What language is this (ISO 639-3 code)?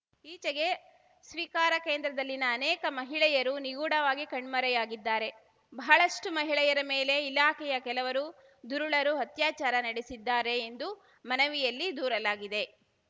kan